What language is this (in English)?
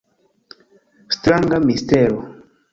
Esperanto